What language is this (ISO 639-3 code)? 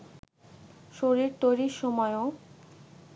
ben